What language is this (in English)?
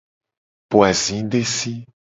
Gen